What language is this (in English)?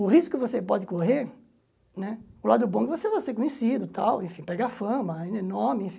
Portuguese